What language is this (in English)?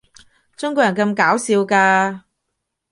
Cantonese